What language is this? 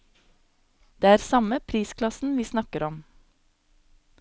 Norwegian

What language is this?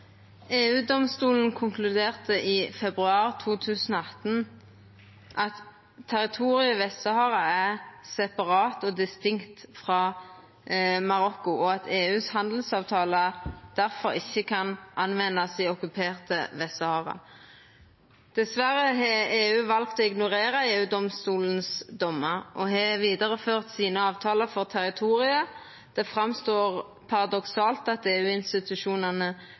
Norwegian Nynorsk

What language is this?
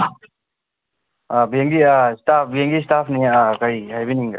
Manipuri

